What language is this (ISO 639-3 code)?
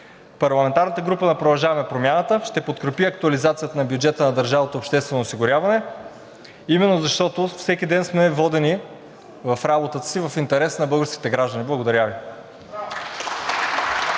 bul